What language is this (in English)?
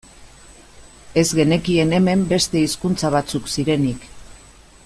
Basque